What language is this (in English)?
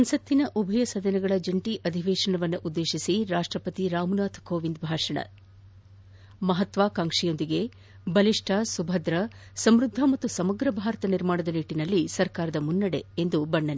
Kannada